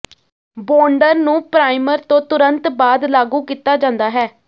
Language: Punjabi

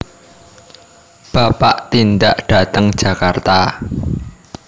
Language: Javanese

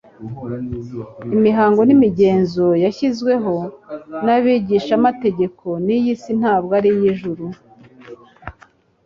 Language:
Kinyarwanda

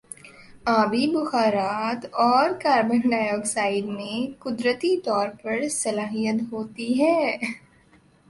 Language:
Urdu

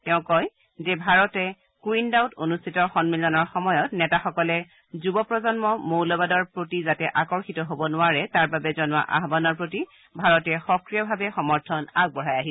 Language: Assamese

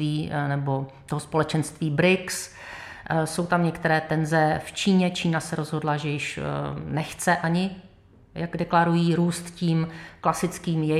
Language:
Czech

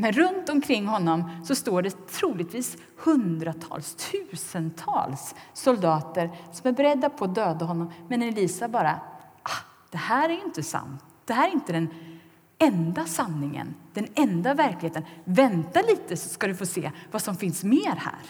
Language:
Swedish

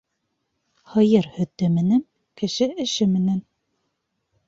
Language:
Bashkir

